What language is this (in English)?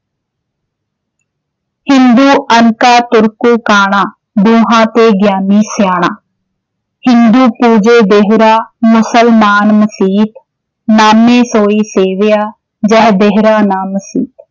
Punjabi